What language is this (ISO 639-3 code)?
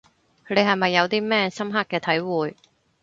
yue